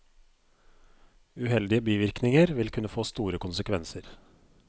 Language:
Norwegian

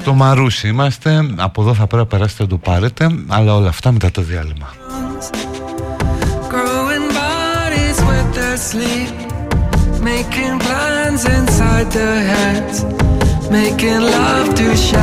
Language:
Greek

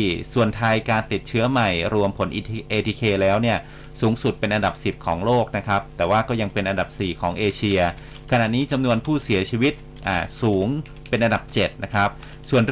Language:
Thai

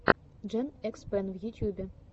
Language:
Russian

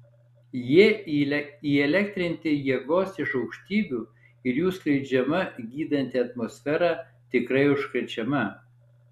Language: Lithuanian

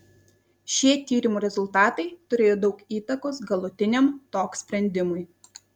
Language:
Lithuanian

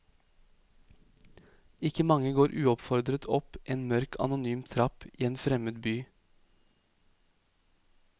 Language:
Norwegian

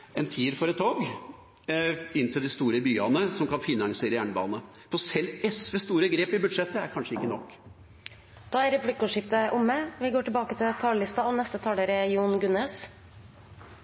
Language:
Norwegian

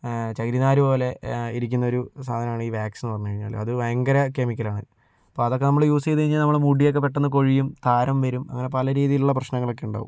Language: Malayalam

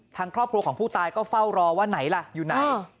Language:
Thai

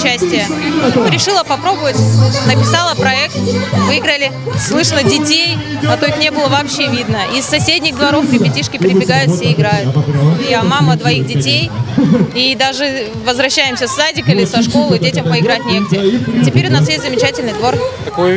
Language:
Russian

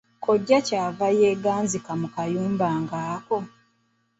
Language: Ganda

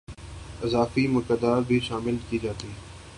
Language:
Urdu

